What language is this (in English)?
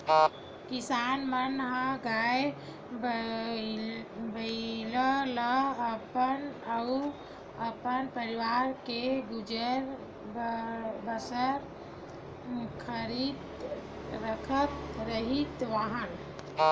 Chhattisgarhi